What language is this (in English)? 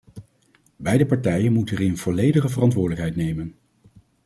Dutch